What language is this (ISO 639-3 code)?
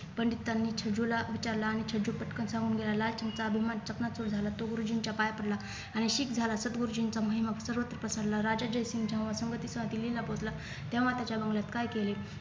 mar